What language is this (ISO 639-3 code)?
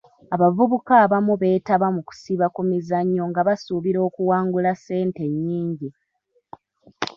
lug